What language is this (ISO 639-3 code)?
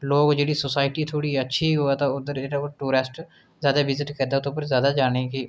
doi